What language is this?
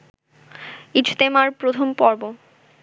Bangla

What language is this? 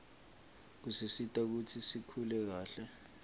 Swati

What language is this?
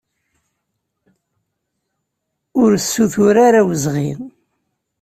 Kabyle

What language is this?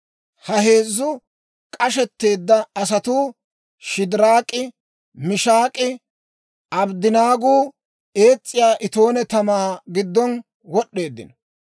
Dawro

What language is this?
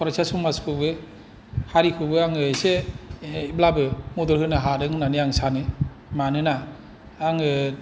Bodo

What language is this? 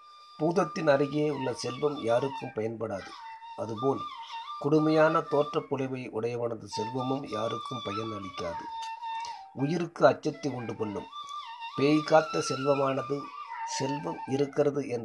Tamil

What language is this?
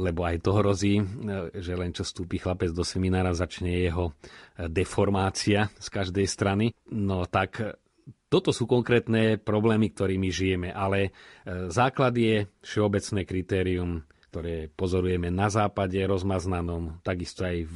Slovak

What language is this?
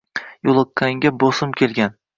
Uzbek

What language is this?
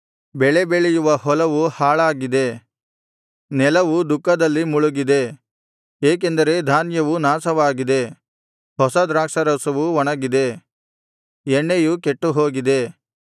Kannada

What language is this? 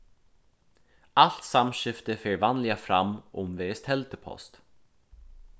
Faroese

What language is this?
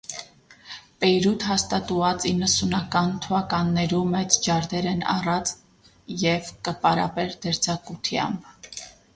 Armenian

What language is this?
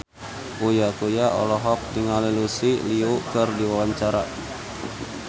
Sundanese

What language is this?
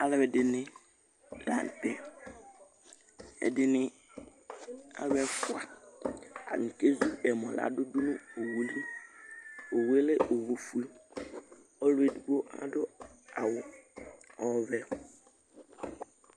Ikposo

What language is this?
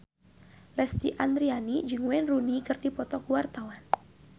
Sundanese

